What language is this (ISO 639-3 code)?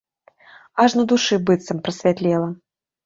bel